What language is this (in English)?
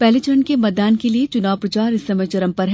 Hindi